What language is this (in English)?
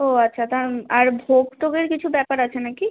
Bangla